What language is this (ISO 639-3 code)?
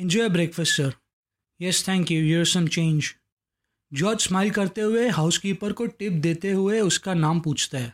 hin